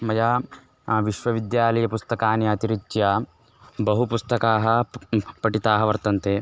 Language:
Sanskrit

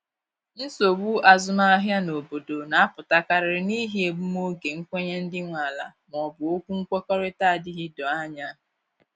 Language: Igbo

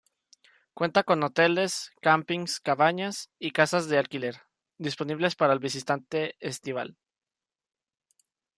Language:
Spanish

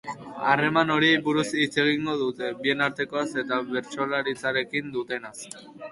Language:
Basque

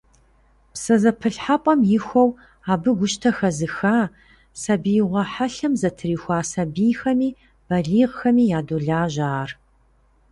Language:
Kabardian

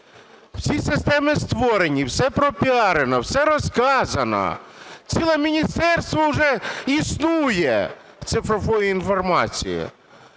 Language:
Ukrainian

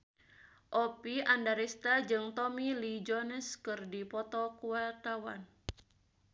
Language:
Sundanese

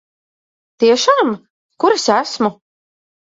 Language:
Latvian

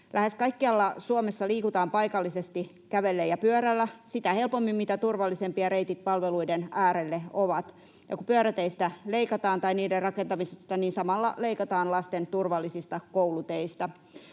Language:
Finnish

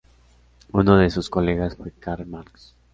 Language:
Spanish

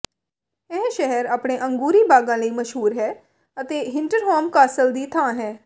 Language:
Punjabi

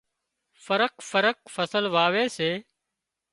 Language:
Wadiyara Koli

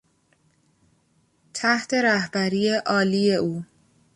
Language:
Persian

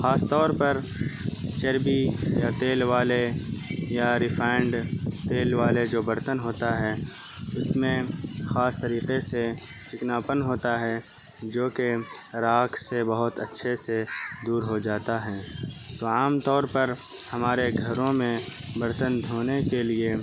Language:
Urdu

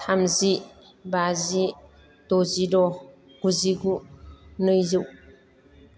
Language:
Bodo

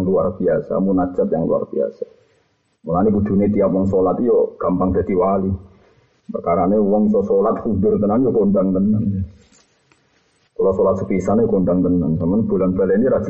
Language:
Malay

